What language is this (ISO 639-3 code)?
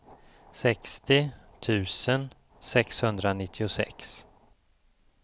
swe